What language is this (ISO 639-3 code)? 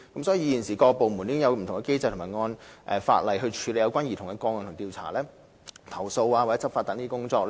yue